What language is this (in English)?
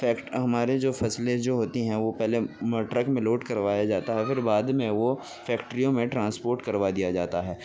Urdu